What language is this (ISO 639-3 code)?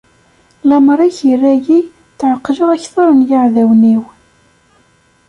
kab